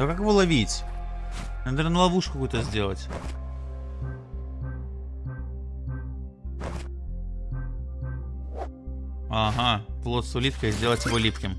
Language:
Russian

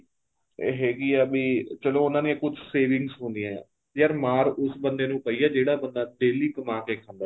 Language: Punjabi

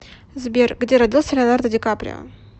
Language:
Russian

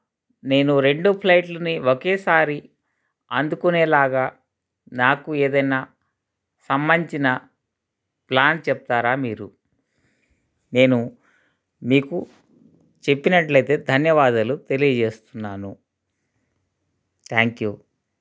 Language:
Telugu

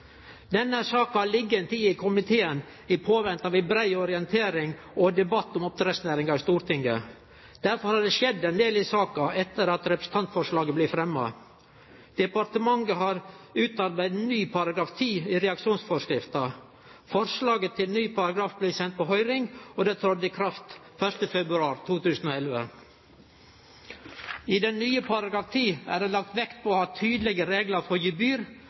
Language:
Norwegian Nynorsk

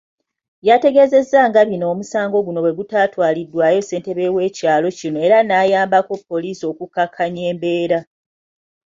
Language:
Ganda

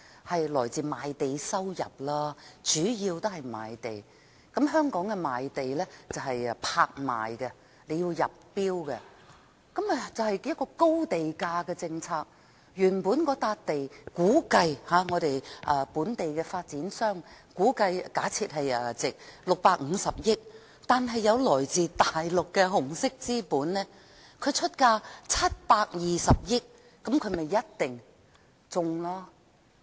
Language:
Cantonese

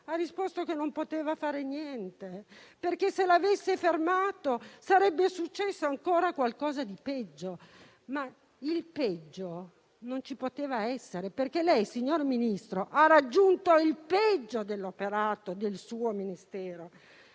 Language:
Italian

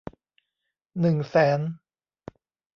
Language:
Thai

